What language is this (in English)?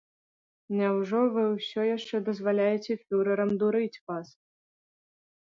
Belarusian